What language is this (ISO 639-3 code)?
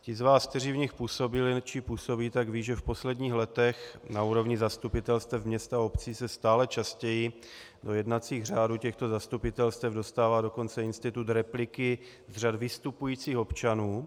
ces